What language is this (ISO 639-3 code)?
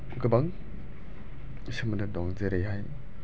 brx